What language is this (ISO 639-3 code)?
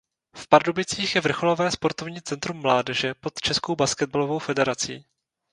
ces